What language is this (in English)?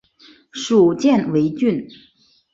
Chinese